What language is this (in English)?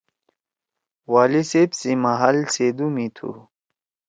Torwali